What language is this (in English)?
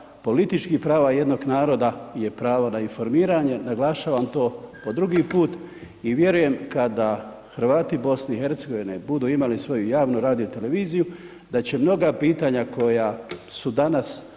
Croatian